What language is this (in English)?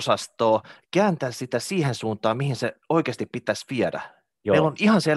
Finnish